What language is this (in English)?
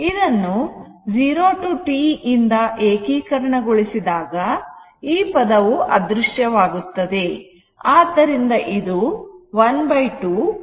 Kannada